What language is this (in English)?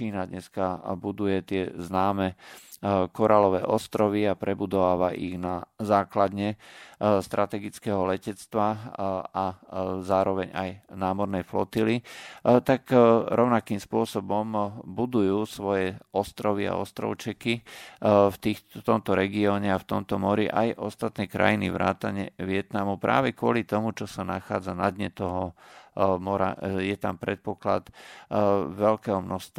Slovak